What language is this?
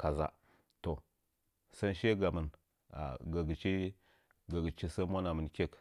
Nzanyi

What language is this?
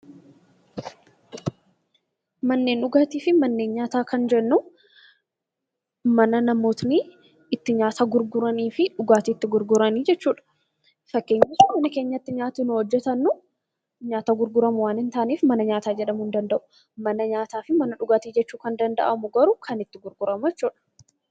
Oromo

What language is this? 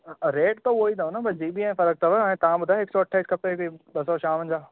Sindhi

